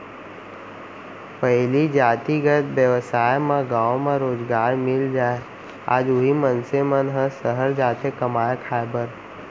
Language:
Chhattisgarhi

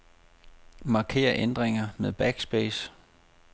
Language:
Danish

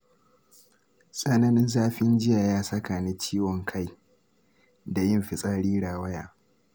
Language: Hausa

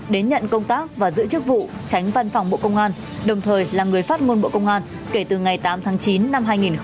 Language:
Vietnamese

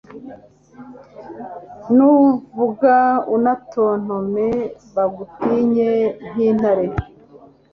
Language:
Kinyarwanda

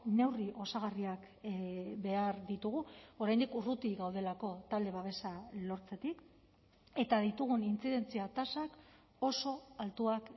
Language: Basque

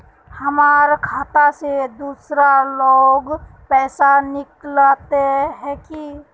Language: Magahi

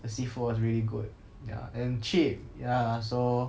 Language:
English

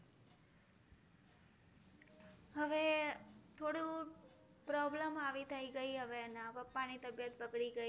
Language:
Gujarati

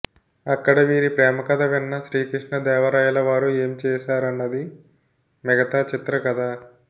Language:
Telugu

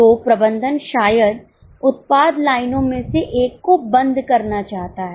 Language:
Hindi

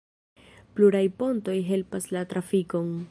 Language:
Esperanto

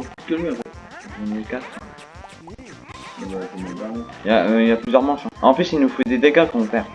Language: French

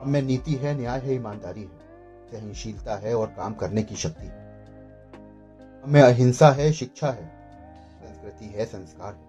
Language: Hindi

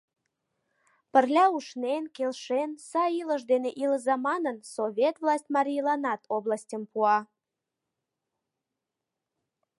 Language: Mari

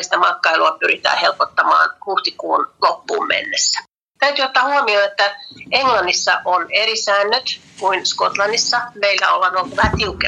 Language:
Finnish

